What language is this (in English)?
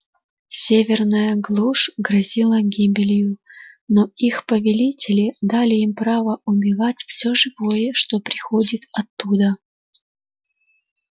Russian